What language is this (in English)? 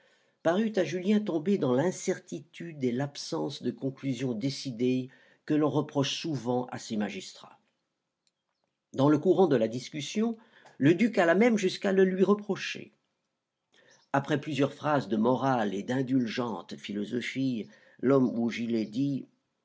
French